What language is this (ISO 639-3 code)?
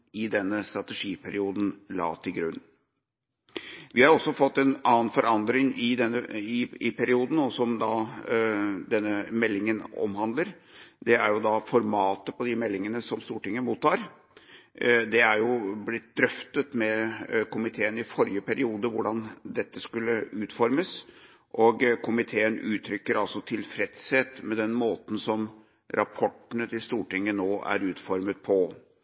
nob